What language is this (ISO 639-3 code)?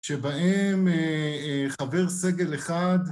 heb